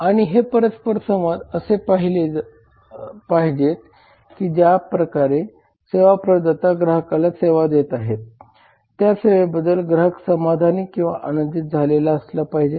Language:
Marathi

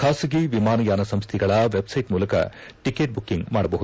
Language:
Kannada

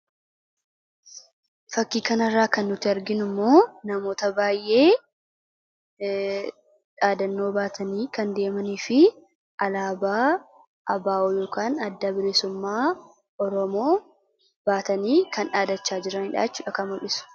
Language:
Oromo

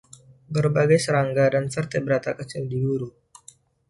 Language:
Indonesian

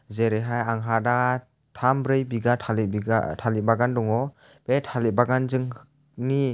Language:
Bodo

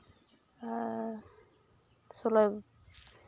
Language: Santali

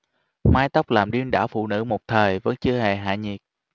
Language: Vietnamese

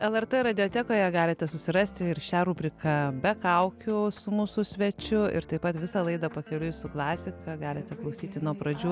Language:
Lithuanian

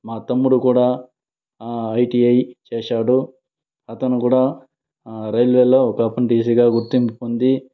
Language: Telugu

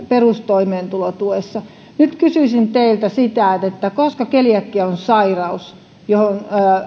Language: Finnish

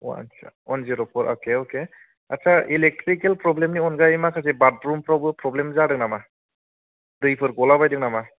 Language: Bodo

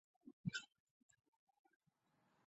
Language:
Chinese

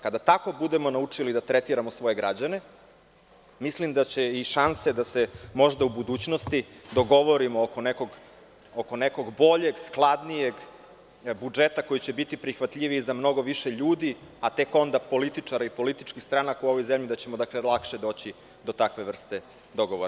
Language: Serbian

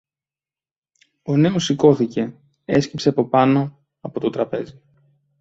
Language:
Greek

